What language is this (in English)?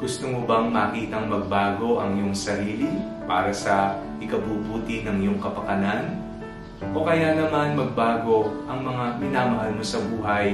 Filipino